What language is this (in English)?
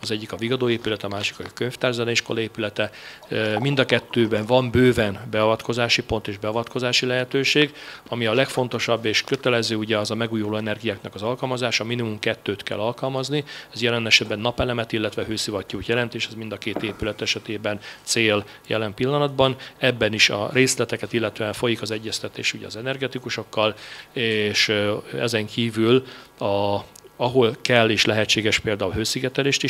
Hungarian